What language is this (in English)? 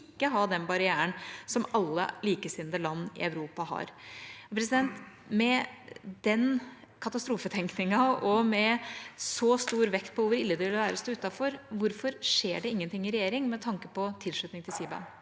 Norwegian